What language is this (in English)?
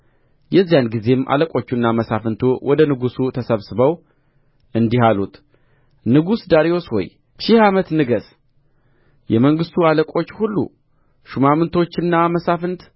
Amharic